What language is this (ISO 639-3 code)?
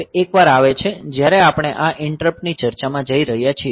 guj